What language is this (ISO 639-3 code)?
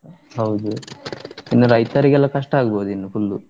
kan